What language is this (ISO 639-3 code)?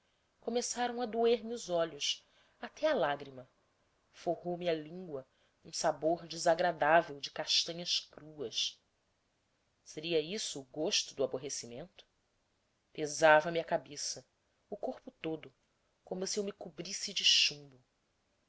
por